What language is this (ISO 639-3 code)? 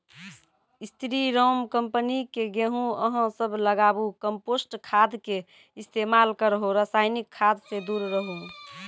mai